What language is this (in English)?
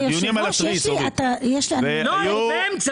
Hebrew